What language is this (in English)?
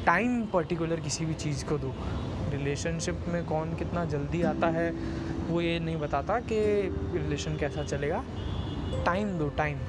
Hindi